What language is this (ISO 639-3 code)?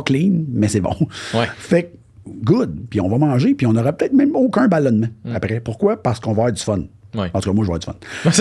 fra